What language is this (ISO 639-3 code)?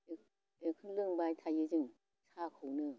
brx